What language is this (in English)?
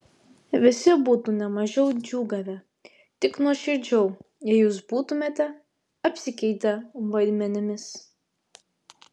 Lithuanian